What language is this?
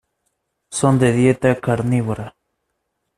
Spanish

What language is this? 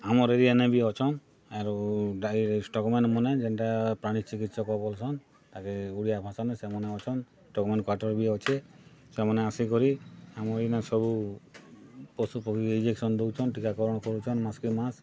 Odia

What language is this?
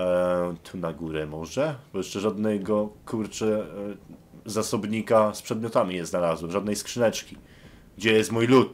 Polish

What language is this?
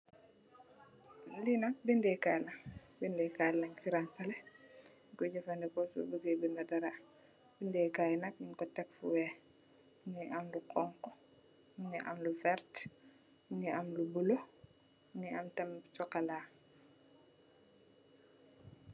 Wolof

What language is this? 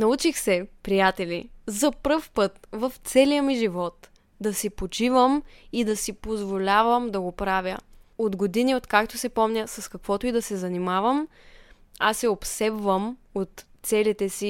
Bulgarian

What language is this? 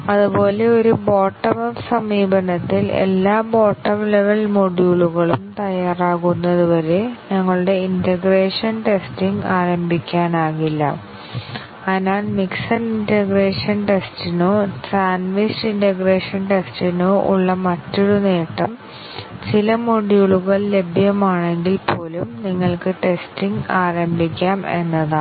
Malayalam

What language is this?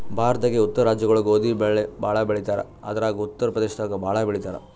Kannada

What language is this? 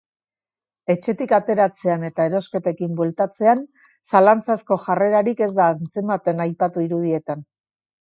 Basque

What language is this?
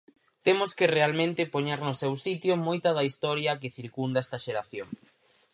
Galician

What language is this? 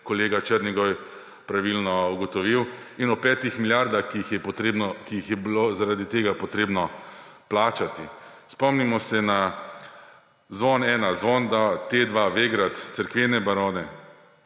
Slovenian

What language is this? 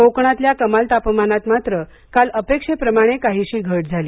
Marathi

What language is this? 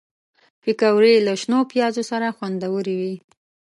Pashto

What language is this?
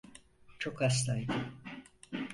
Turkish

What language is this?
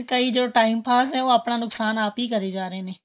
Punjabi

